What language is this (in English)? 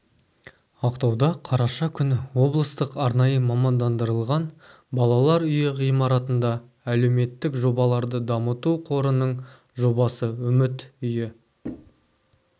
Kazakh